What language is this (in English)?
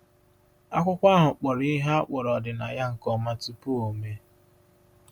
Igbo